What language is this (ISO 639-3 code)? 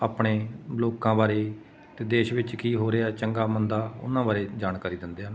pan